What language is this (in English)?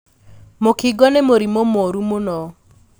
Kikuyu